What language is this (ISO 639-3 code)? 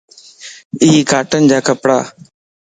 lss